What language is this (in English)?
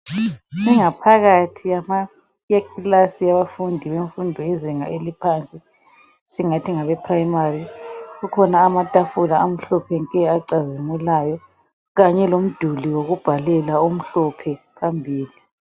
North Ndebele